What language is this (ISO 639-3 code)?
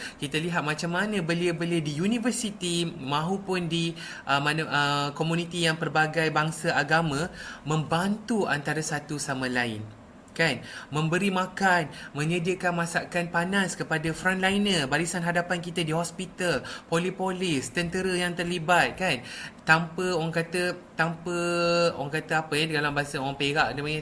msa